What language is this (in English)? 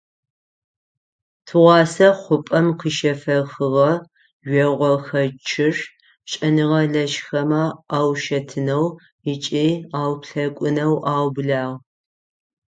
Adyghe